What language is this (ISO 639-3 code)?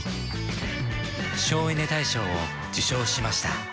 jpn